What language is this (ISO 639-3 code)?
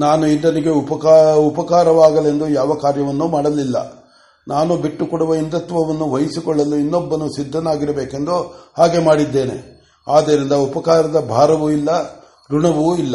kan